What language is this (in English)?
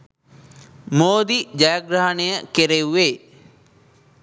Sinhala